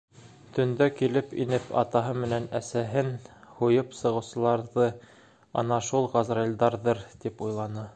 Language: Bashkir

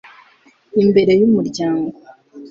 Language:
Kinyarwanda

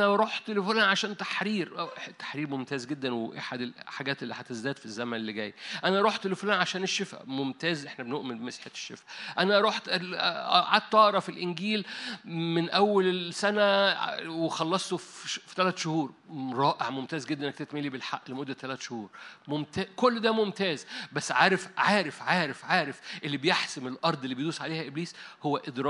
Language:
Arabic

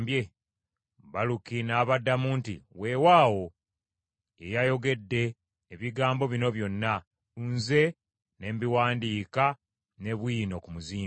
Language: Ganda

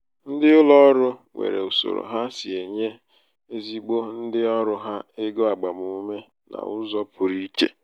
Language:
Igbo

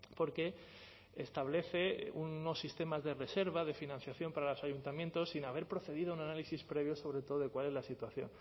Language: Spanish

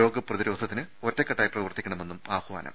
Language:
Malayalam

